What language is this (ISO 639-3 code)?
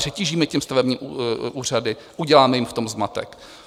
ces